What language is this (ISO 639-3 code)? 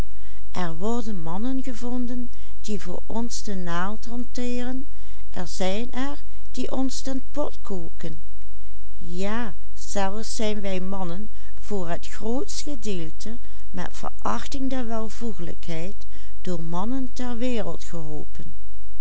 nld